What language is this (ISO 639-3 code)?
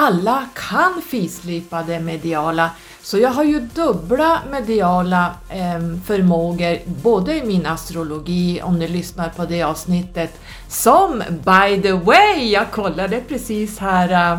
swe